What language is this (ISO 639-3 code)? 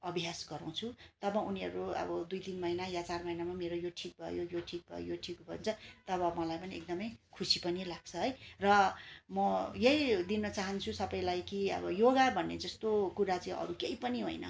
nep